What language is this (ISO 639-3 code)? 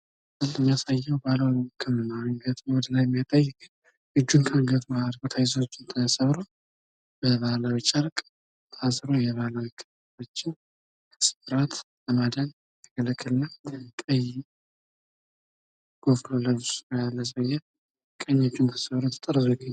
amh